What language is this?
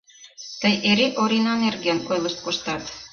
Mari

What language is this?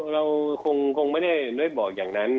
Thai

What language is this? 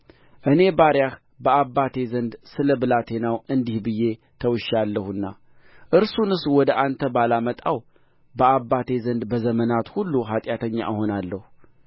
Amharic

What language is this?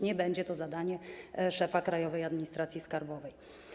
Polish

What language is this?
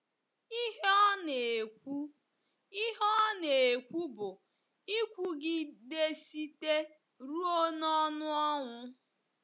Igbo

